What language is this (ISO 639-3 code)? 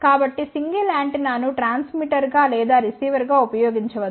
tel